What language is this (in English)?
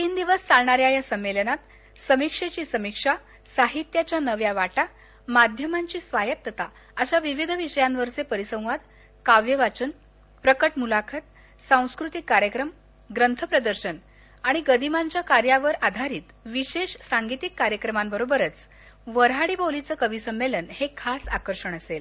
Marathi